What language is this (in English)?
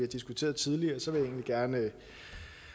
Danish